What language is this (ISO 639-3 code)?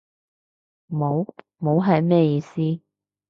yue